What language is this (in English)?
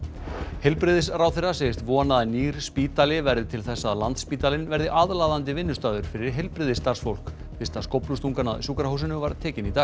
Icelandic